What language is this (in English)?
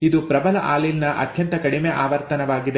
Kannada